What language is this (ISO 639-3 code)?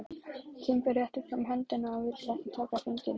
isl